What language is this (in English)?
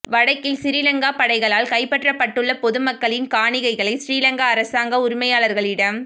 Tamil